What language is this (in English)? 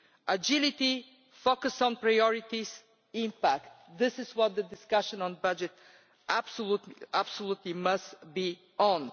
English